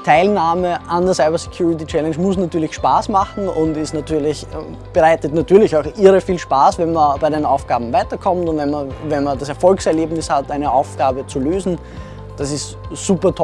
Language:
German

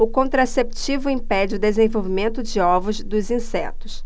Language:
Portuguese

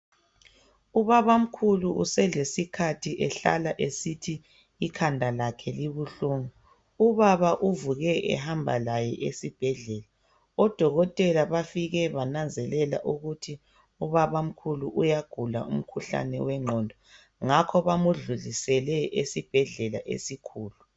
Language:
North Ndebele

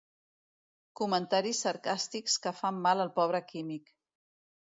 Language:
Catalan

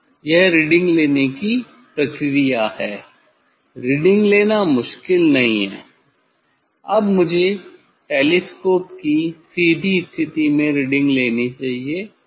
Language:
Hindi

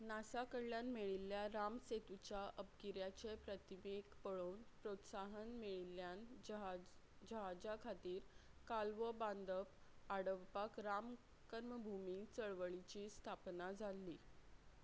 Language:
Konkani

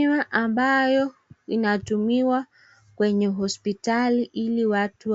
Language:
Swahili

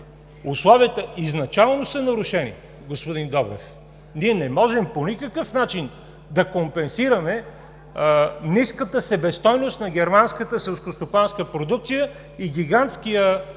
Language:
Bulgarian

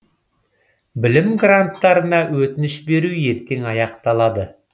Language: Kazakh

